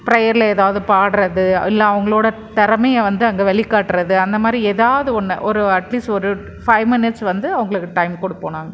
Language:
Tamil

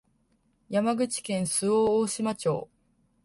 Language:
Japanese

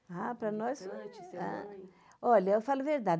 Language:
Portuguese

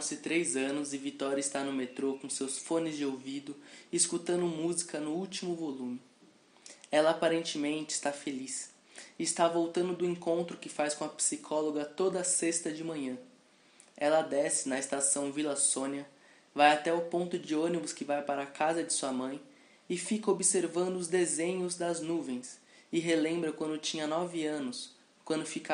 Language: Portuguese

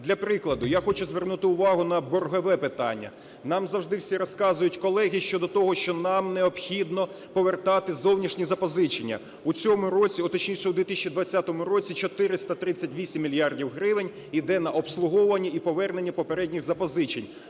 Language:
Ukrainian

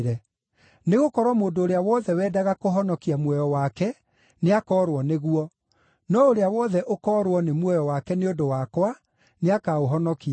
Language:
Kikuyu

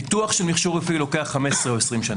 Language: Hebrew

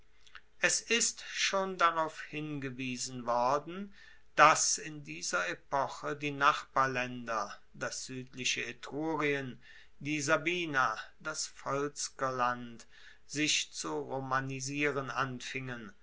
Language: German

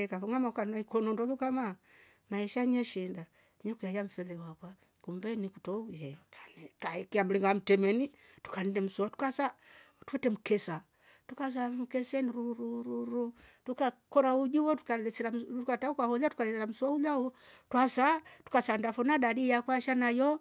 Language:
Rombo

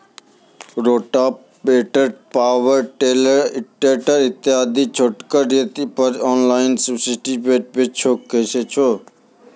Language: Maithili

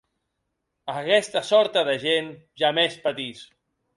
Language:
Occitan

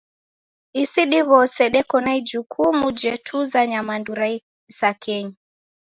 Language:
Taita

